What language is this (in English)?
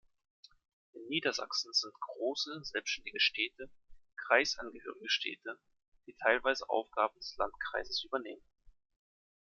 German